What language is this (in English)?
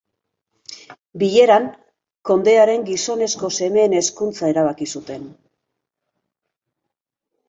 Basque